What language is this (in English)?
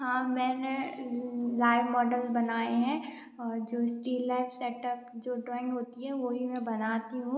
Hindi